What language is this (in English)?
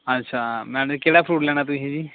Punjabi